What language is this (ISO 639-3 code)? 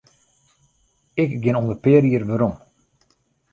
fry